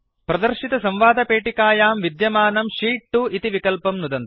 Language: Sanskrit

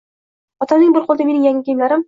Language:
Uzbek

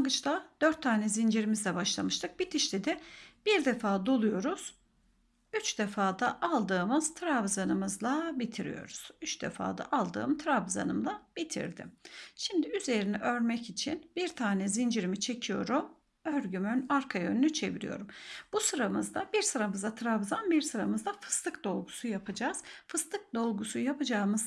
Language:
Turkish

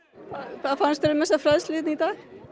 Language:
Icelandic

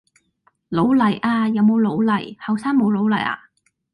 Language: Cantonese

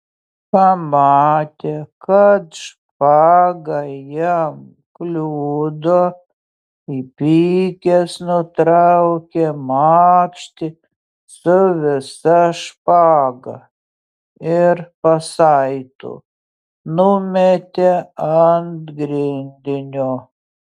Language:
Lithuanian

